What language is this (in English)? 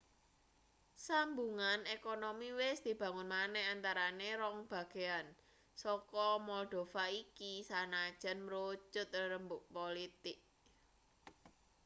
Javanese